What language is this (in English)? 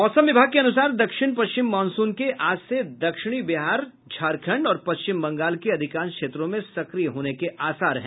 Hindi